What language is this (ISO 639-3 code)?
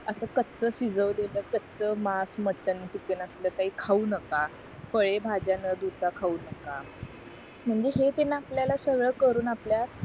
mar